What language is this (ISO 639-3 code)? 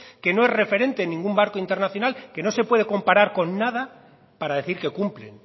spa